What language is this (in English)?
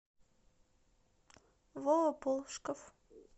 Russian